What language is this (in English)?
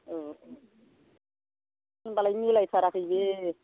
Bodo